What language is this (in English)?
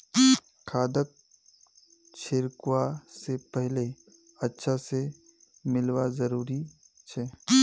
Magahi